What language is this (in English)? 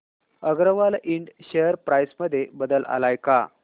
Marathi